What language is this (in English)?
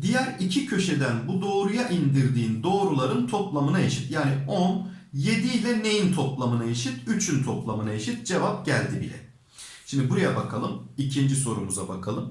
Turkish